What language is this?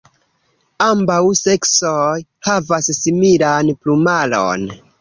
Esperanto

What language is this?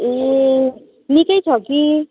Nepali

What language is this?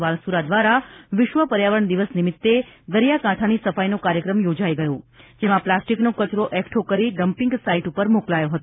Gujarati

